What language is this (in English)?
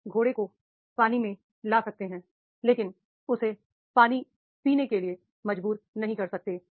Hindi